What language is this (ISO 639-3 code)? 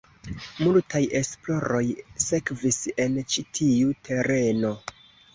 epo